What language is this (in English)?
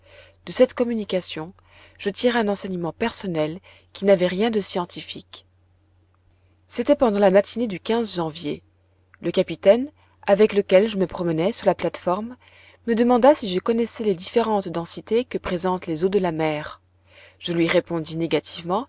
French